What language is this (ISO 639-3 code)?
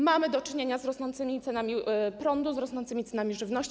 pol